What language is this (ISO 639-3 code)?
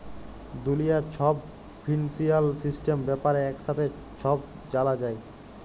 ben